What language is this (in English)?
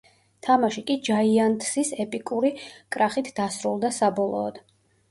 Georgian